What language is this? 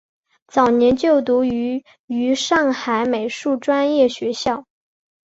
Chinese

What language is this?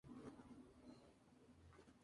Spanish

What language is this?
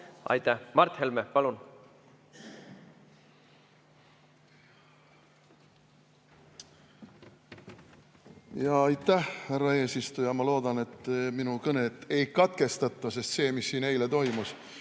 Estonian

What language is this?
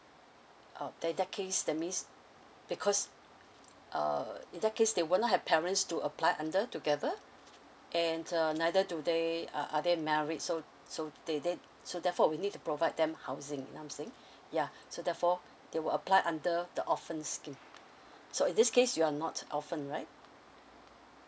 English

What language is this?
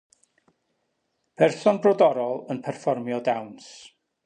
Welsh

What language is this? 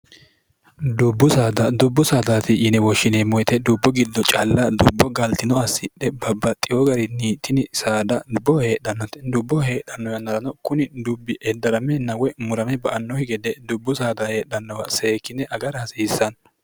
Sidamo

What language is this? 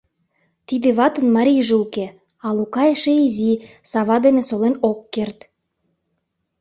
Mari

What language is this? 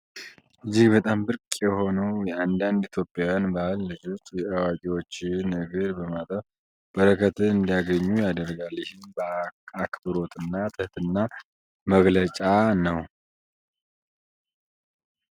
Amharic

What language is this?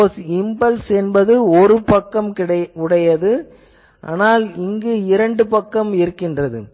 Tamil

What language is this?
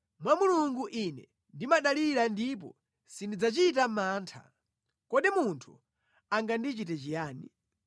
Nyanja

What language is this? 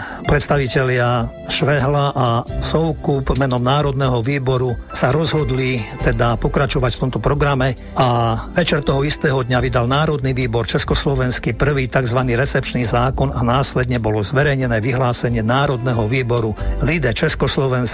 Slovak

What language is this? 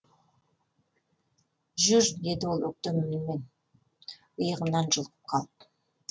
Kazakh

